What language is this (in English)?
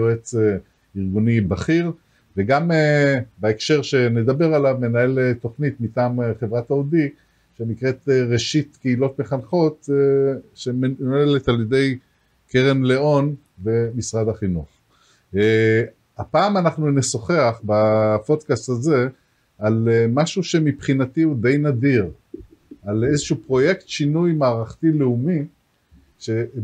Hebrew